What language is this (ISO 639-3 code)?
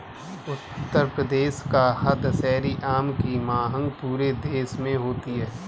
hin